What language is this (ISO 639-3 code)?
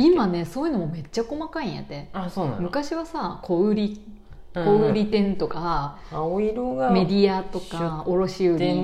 jpn